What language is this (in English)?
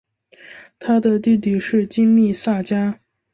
Chinese